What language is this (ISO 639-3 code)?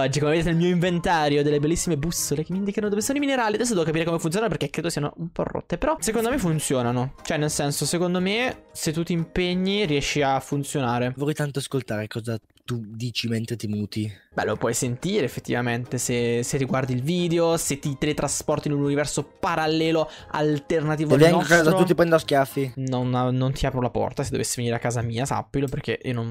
ita